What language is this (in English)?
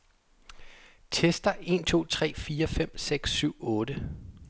Danish